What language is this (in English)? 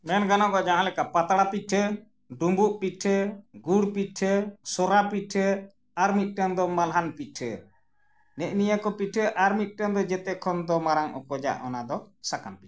Santali